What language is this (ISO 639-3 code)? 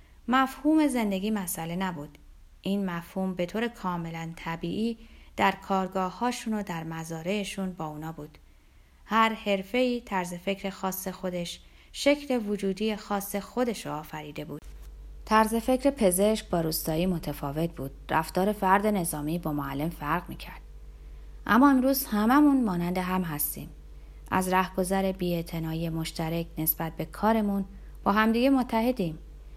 fas